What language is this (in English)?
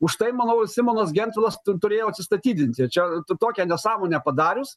Lithuanian